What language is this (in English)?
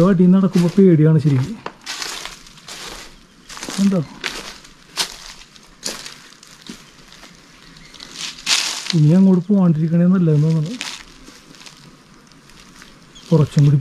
Arabic